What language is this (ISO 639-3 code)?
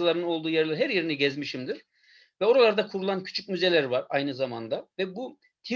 tur